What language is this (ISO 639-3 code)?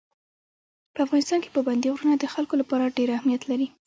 pus